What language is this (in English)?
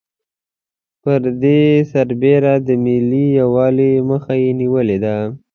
Pashto